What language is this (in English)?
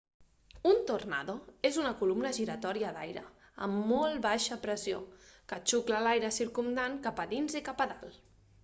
Catalan